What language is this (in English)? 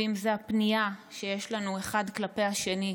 Hebrew